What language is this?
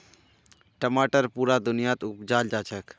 Magahi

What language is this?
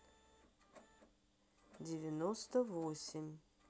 Russian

